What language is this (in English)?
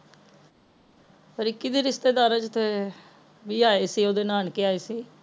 Punjabi